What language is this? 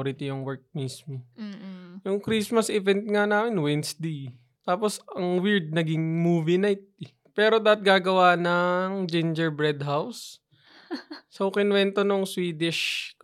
Filipino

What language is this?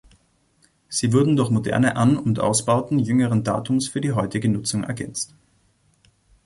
German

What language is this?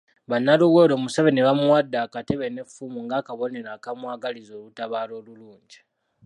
Ganda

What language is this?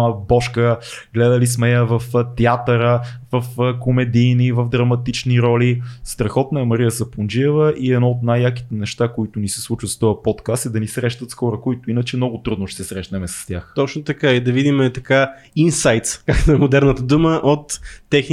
Bulgarian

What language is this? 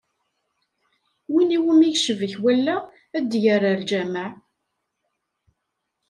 Kabyle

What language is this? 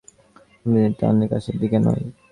Bangla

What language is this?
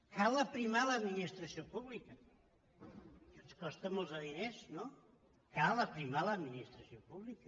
Catalan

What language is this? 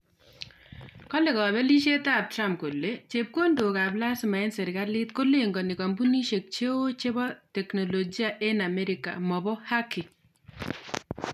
Kalenjin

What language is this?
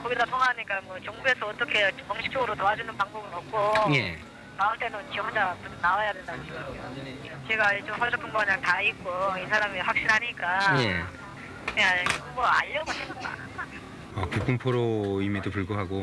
Korean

